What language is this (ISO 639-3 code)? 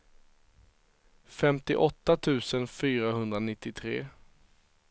swe